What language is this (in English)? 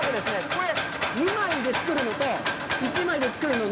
Japanese